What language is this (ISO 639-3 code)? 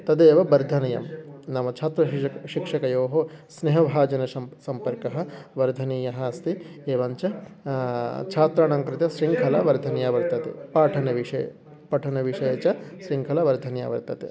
san